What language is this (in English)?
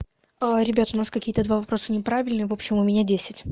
Russian